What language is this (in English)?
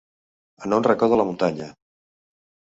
Catalan